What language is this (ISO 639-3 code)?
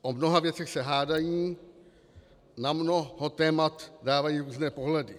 ces